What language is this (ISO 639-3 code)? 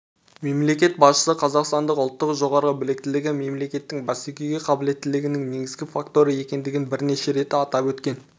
kaz